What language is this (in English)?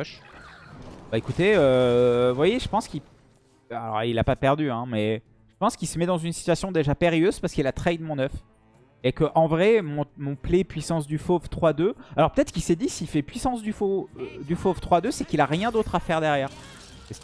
French